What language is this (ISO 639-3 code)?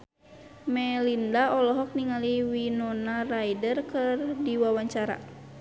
sun